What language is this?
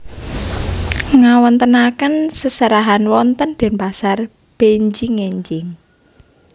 Javanese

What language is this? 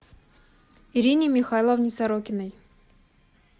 Russian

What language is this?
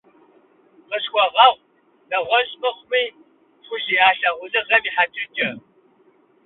Kabardian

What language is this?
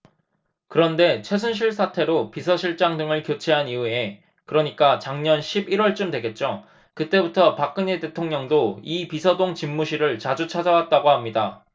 Korean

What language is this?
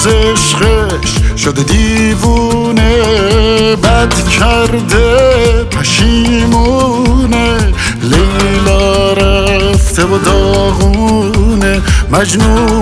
Persian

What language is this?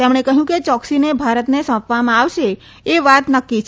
Gujarati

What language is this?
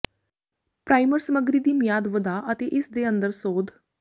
Punjabi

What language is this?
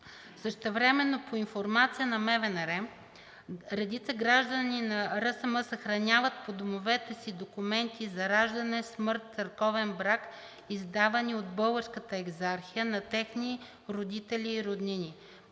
Bulgarian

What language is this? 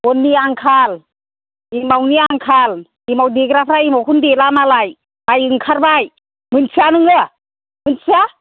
Bodo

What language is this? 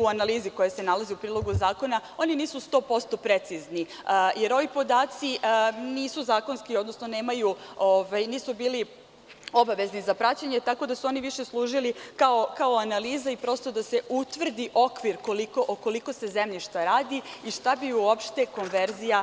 Serbian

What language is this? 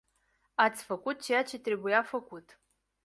Romanian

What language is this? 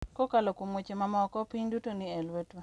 Luo (Kenya and Tanzania)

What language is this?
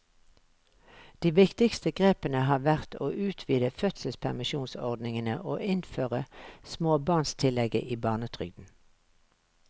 Norwegian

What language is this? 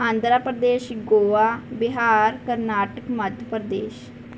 Punjabi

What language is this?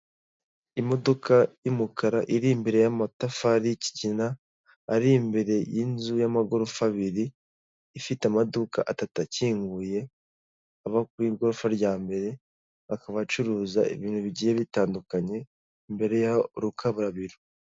Kinyarwanda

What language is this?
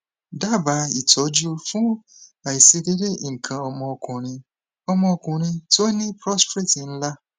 Yoruba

